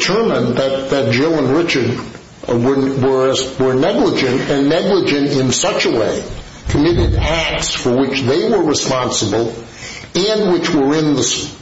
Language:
English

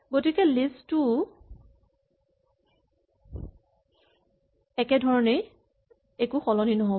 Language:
Assamese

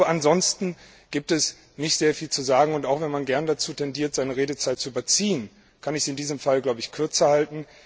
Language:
German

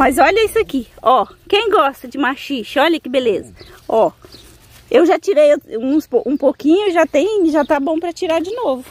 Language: Portuguese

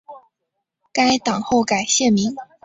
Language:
Chinese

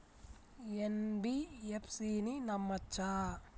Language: Telugu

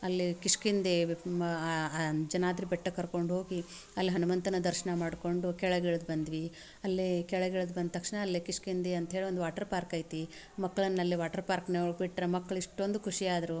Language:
Kannada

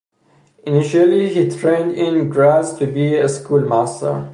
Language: English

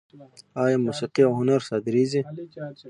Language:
Pashto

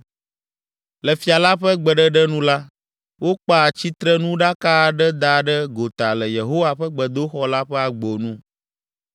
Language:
Ewe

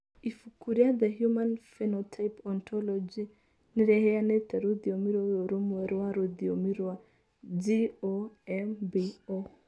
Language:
Kikuyu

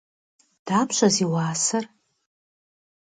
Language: Kabardian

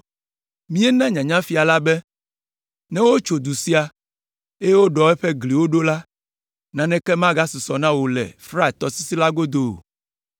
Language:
Ewe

